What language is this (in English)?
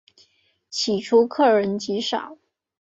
Chinese